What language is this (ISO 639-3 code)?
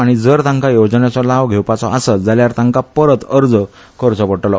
kok